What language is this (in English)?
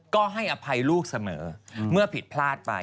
Thai